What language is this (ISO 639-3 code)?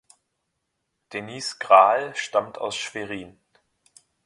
deu